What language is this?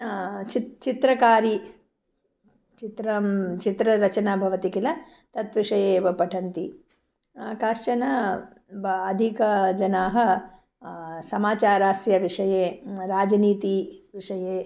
Sanskrit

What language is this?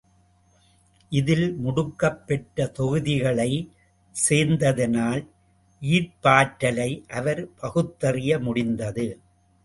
Tamil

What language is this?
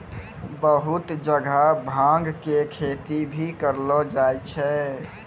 Maithili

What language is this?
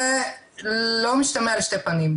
Hebrew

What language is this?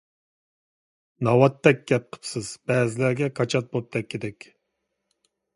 Uyghur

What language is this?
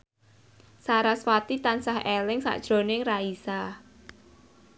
Javanese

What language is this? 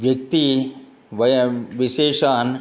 Sanskrit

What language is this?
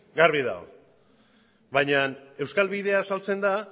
Basque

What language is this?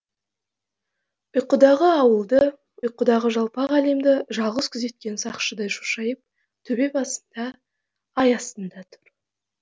Kazakh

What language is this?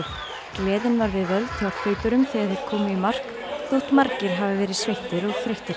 Icelandic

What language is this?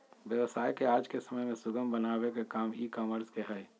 Magahi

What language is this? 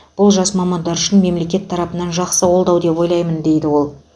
Kazakh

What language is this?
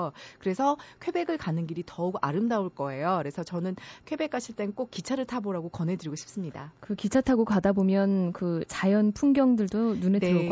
Korean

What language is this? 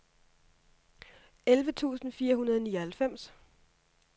Danish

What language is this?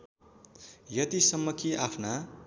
Nepali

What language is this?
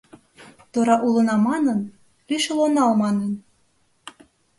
Mari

